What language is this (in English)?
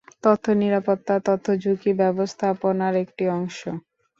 Bangla